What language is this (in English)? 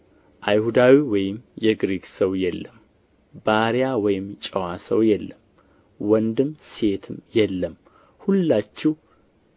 Amharic